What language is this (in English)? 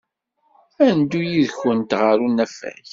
Kabyle